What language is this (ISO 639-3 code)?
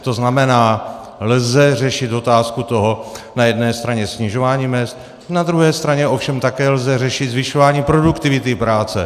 ces